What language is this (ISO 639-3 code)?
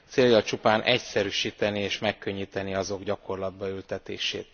hun